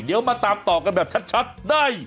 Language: Thai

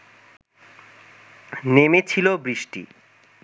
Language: Bangla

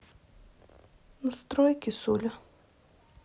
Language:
Russian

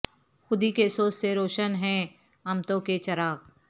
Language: Urdu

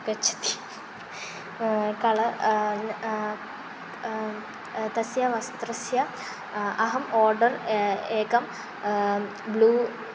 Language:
Sanskrit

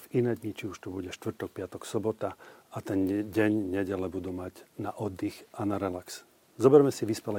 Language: Slovak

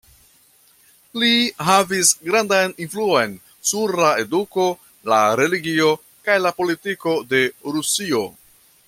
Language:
Esperanto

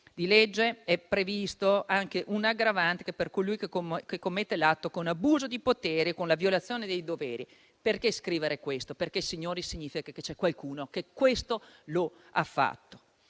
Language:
Italian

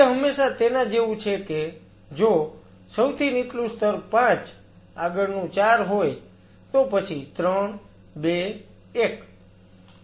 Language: Gujarati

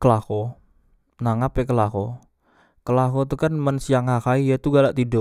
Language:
Musi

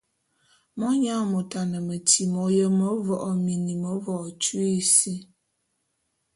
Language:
Bulu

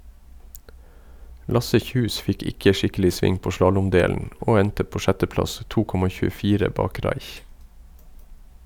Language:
Norwegian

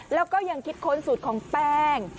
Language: Thai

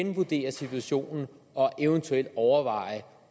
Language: Danish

